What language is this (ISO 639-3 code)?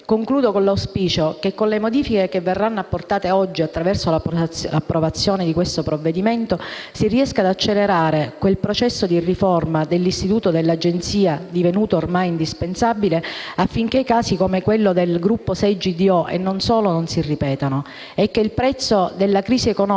ita